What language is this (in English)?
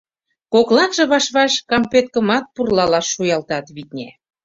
Mari